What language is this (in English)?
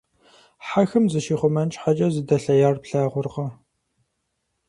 Kabardian